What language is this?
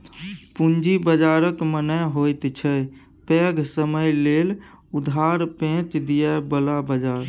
Maithili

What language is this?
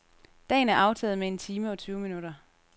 Danish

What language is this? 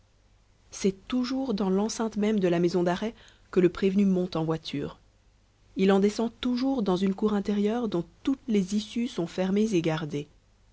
French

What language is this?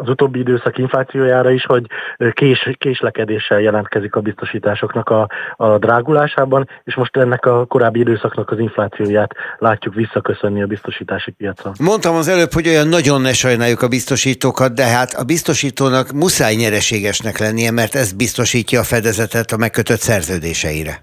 Hungarian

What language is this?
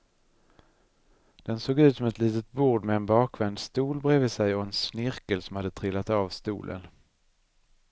Swedish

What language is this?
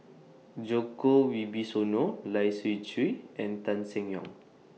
English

